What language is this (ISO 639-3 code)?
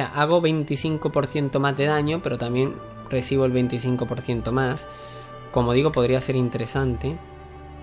spa